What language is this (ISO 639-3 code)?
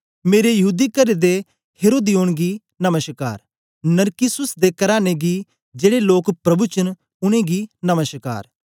doi